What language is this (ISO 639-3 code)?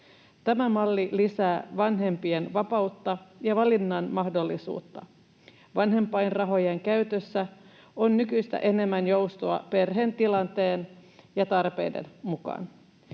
fin